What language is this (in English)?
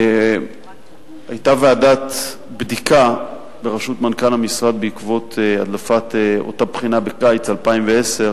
Hebrew